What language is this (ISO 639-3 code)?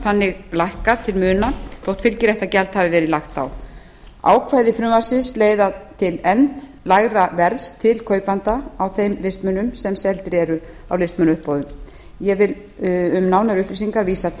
isl